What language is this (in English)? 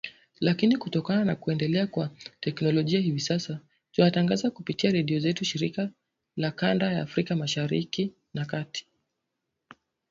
Swahili